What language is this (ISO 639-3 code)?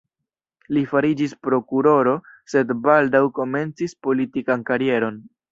epo